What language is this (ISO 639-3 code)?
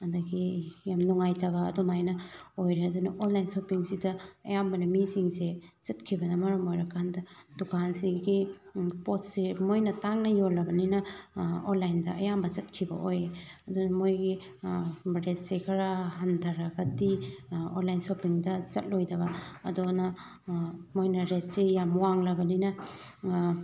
mni